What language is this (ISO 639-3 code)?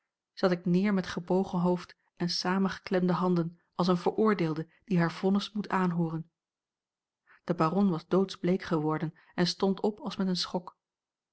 nld